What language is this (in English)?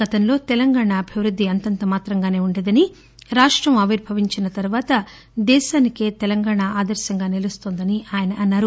Telugu